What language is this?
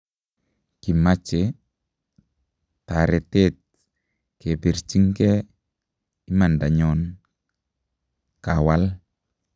Kalenjin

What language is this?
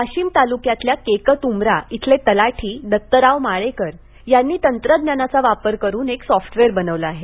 Marathi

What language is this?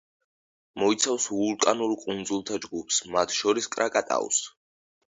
Georgian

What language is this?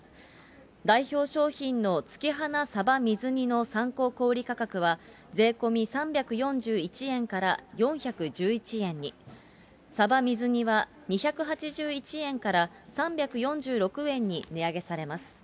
Japanese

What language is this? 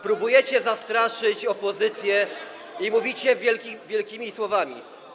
Polish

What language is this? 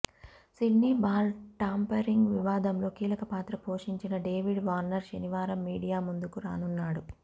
Telugu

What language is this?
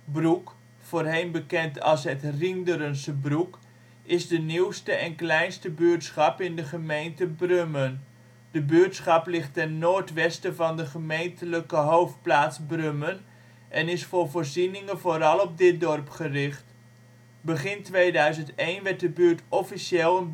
Dutch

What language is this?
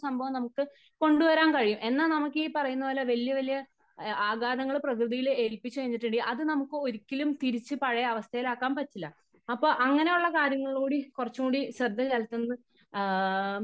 Malayalam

